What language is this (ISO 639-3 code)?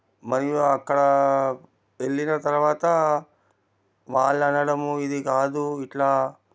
tel